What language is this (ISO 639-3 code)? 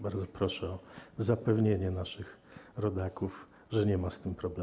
pol